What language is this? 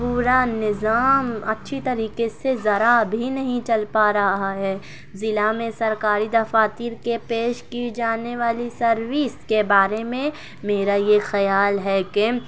Urdu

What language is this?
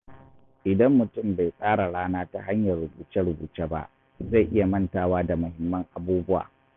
Hausa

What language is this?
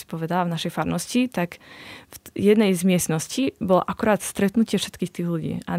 Slovak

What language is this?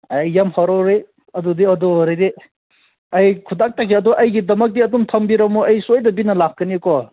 Manipuri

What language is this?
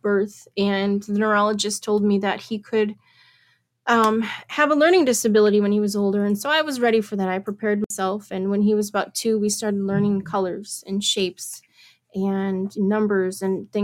English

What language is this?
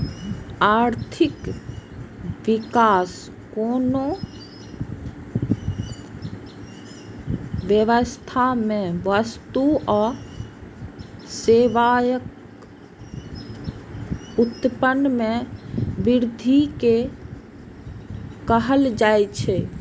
Maithili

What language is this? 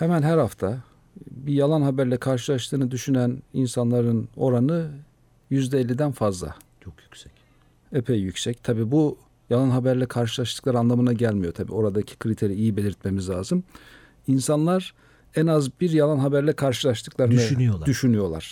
Turkish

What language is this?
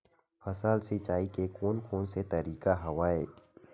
Chhattisgarhi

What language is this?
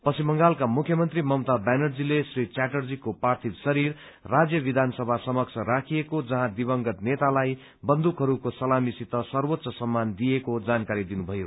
Nepali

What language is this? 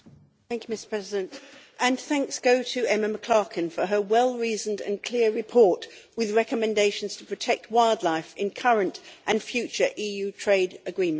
English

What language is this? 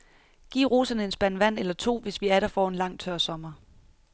Danish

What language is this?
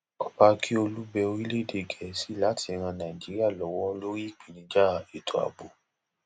Yoruba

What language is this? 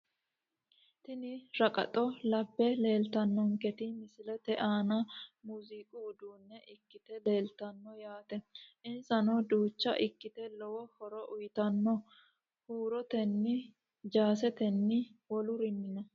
Sidamo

